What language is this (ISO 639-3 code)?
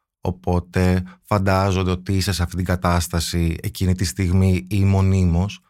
ell